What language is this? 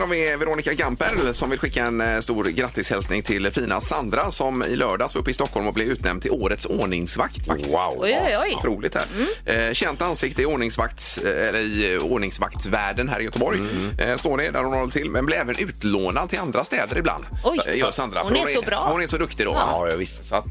Swedish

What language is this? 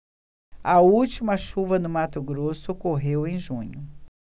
Portuguese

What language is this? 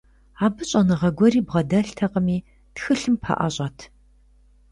Kabardian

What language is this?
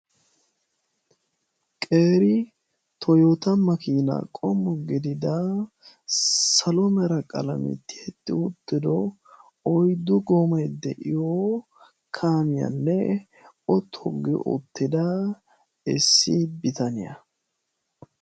Wolaytta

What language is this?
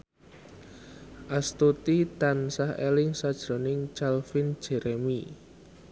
Javanese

